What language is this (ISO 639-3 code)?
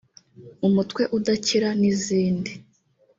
kin